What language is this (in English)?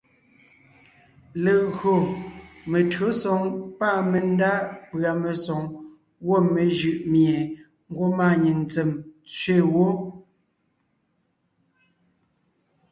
Ngiemboon